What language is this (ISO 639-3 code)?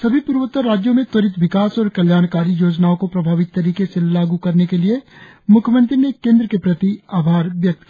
hin